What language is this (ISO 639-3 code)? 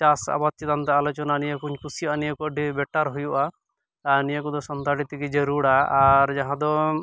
sat